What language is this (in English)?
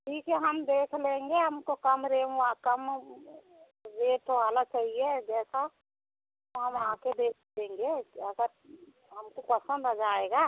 Hindi